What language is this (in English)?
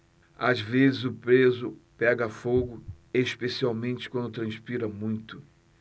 Portuguese